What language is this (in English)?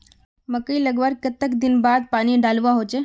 Magahi